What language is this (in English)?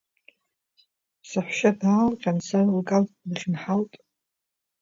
Abkhazian